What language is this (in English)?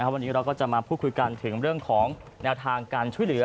Thai